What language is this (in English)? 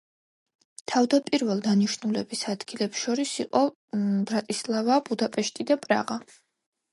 Georgian